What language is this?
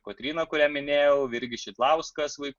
Lithuanian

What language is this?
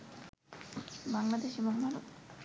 Bangla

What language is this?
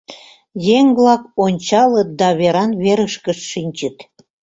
Mari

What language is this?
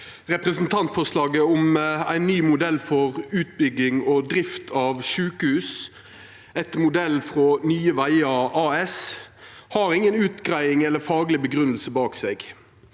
Norwegian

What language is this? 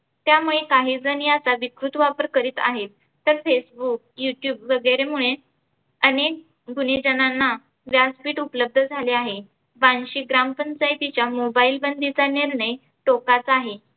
Marathi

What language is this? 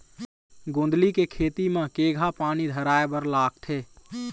Chhattisgarhi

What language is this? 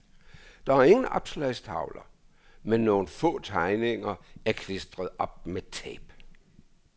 Danish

